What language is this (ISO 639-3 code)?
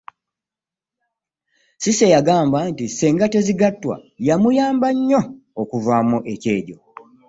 lug